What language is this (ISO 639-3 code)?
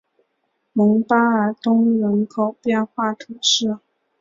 zho